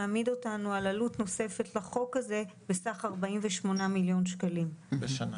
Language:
Hebrew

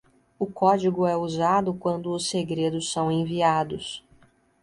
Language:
Portuguese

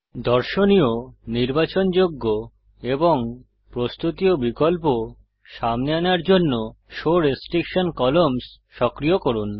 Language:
Bangla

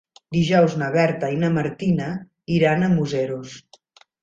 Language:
Catalan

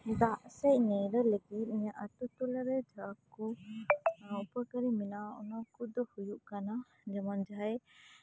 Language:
Santali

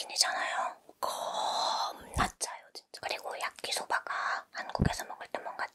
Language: Korean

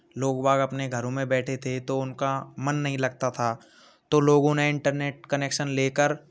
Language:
Hindi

